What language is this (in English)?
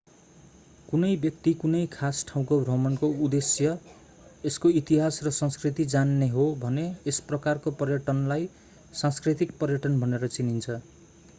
Nepali